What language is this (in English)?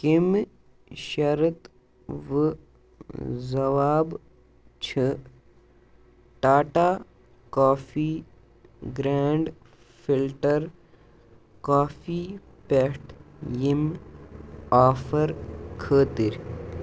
Kashmiri